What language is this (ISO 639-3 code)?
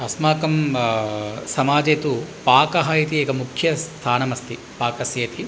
san